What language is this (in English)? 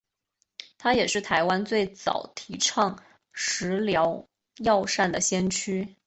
Chinese